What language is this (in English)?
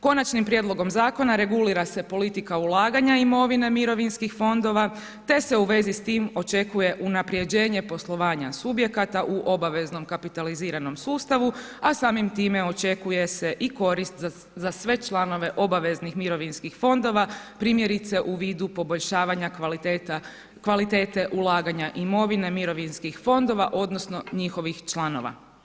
Croatian